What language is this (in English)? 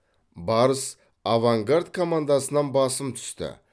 Kazakh